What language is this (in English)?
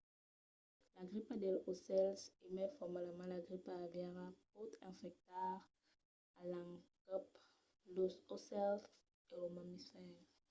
Occitan